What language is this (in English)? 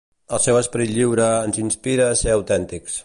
Catalan